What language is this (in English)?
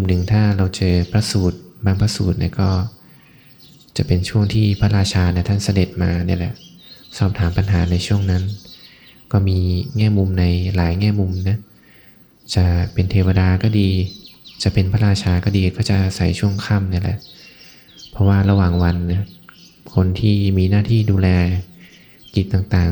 Thai